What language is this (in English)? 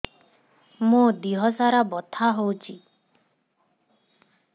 Odia